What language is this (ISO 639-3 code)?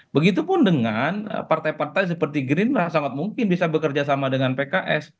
ind